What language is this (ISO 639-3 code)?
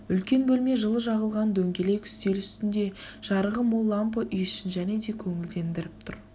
kaz